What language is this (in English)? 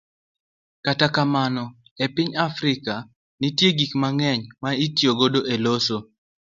Luo (Kenya and Tanzania)